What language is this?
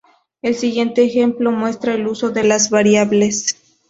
Spanish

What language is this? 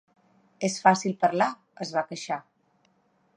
Catalan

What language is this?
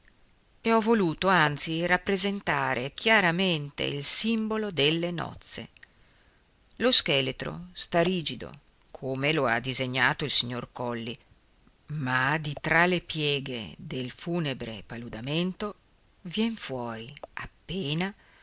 Italian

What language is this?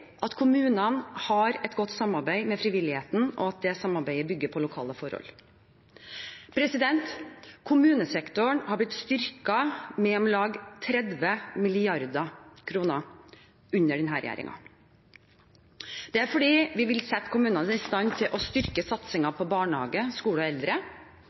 Norwegian Bokmål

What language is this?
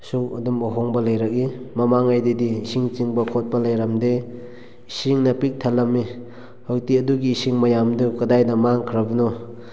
Manipuri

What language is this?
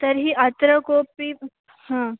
Sanskrit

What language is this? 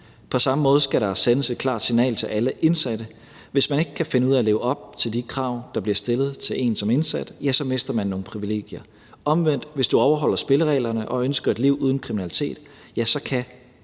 Danish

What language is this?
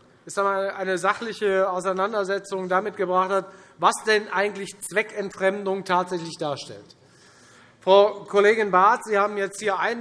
German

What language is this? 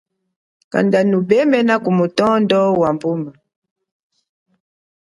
Chokwe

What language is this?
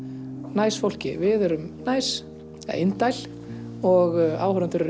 Icelandic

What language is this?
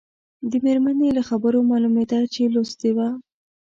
Pashto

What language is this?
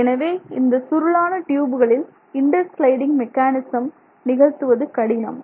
Tamil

